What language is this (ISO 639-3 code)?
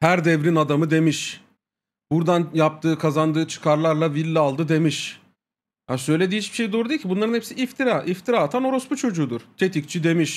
tur